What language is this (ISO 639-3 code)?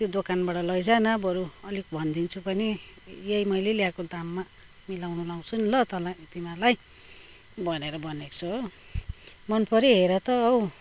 nep